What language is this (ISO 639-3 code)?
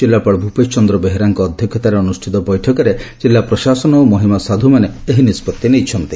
ori